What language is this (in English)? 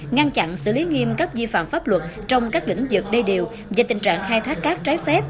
Vietnamese